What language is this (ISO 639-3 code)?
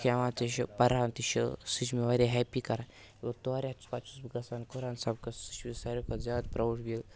kas